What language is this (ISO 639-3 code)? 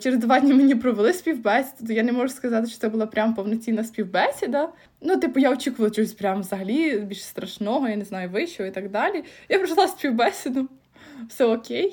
ukr